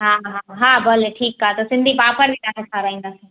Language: Sindhi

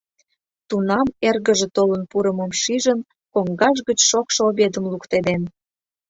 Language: Mari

